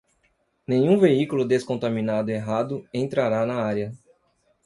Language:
Portuguese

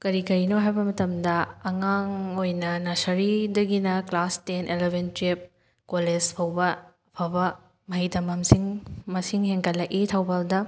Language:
Manipuri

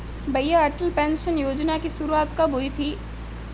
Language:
Hindi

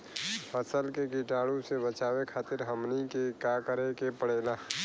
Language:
Bhojpuri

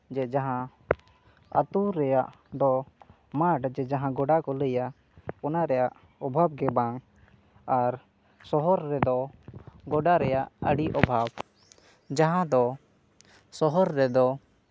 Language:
Santali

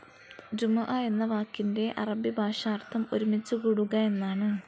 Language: Malayalam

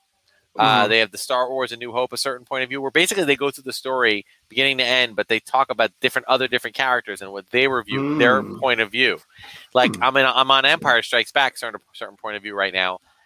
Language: English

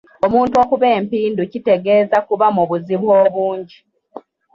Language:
Ganda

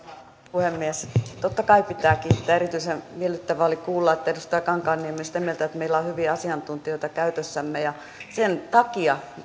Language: Finnish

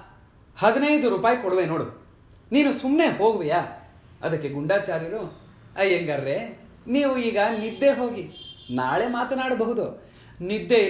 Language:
Kannada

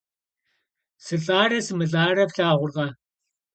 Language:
Kabardian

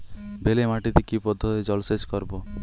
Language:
Bangla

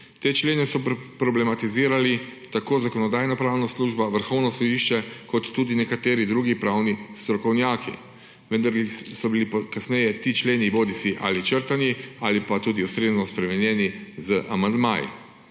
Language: Slovenian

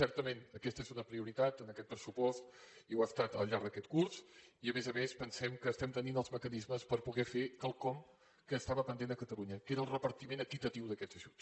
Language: Catalan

